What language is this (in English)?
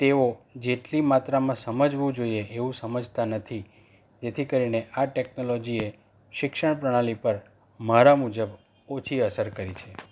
Gujarati